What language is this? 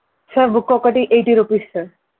Telugu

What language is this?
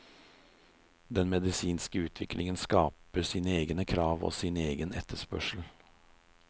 Norwegian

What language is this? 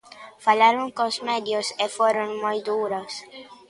Galician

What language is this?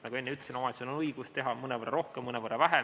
Estonian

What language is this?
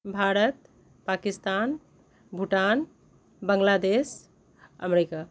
Maithili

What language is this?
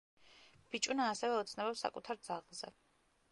Georgian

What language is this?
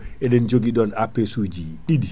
Fula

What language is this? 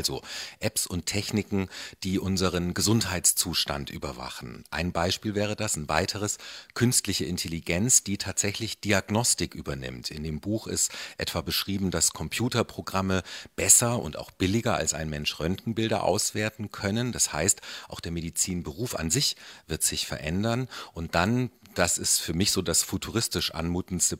German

